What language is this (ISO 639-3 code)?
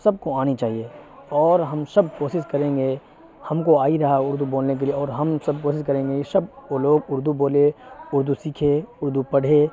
urd